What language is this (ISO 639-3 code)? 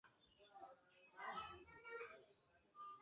zho